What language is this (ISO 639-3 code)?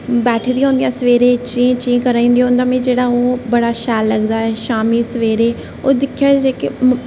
doi